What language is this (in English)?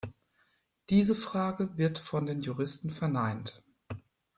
German